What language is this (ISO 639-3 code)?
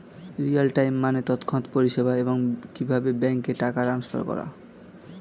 ben